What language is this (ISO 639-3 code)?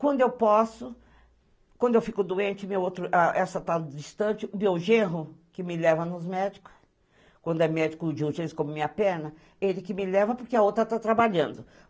por